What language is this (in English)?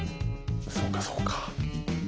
Japanese